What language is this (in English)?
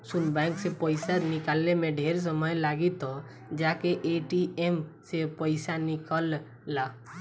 Bhojpuri